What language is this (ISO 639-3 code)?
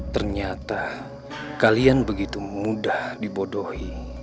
ind